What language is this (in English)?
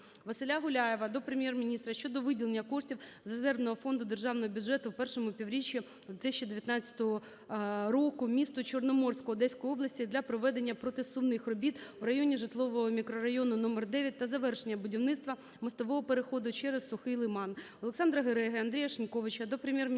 Ukrainian